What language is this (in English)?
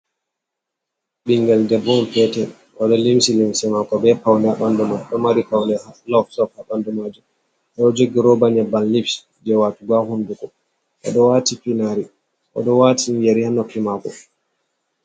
Fula